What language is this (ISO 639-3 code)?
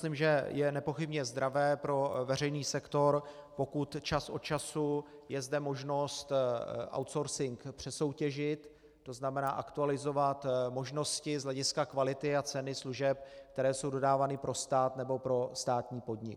ces